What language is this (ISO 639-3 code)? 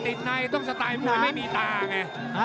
tha